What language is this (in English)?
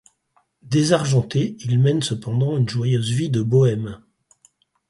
French